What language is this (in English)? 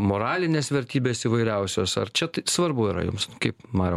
Lithuanian